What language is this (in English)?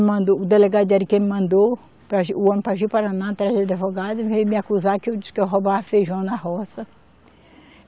Portuguese